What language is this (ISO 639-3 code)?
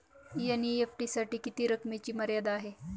mar